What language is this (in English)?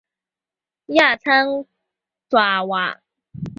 Chinese